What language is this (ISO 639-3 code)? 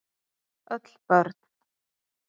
isl